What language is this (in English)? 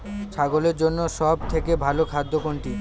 Bangla